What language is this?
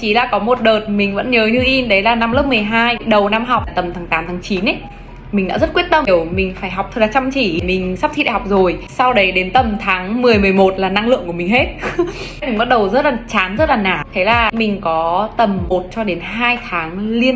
Vietnamese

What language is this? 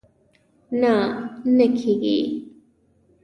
Pashto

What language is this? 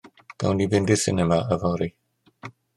Welsh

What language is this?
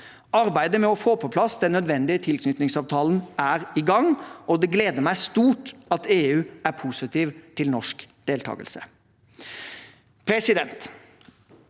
Norwegian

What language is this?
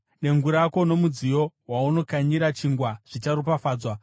Shona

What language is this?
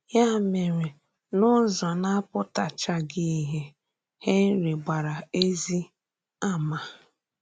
Igbo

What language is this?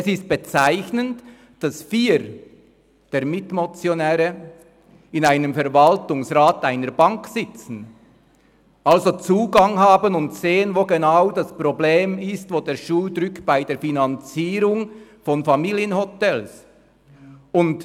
Swiss German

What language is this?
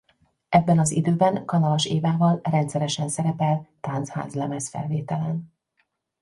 Hungarian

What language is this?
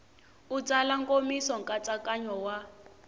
Tsonga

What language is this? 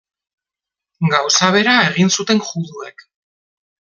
Basque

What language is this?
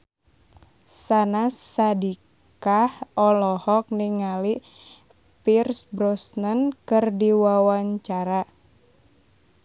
Sundanese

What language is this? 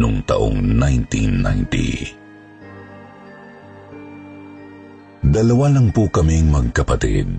Filipino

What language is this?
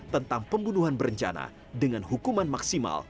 Indonesian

